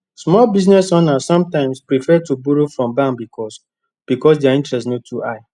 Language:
Nigerian Pidgin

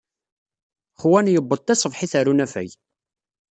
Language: Kabyle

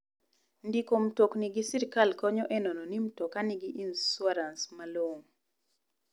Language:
Luo (Kenya and Tanzania)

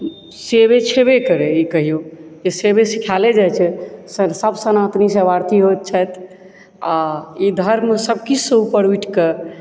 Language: Maithili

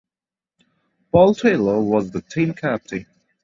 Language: English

